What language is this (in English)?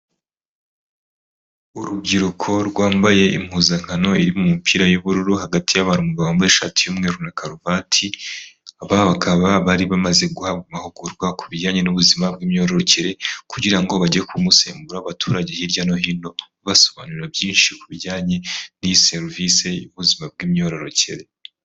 Kinyarwanda